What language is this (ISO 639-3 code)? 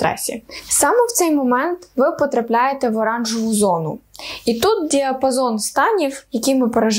ukr